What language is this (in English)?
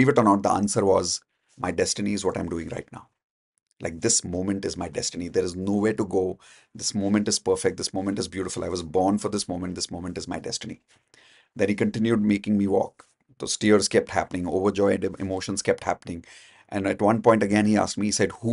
English